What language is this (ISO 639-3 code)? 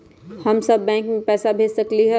mag